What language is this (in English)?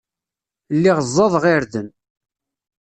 Kabyle